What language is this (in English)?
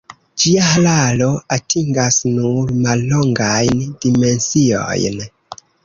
Esperanto